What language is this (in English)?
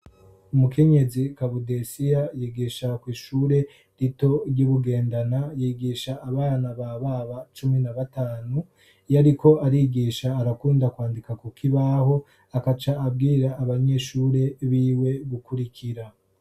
Rundi